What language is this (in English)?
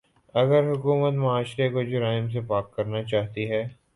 Urdu